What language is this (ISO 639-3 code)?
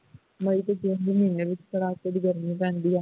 pan